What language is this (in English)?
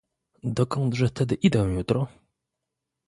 Polish